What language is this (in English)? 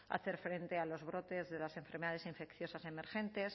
Spanish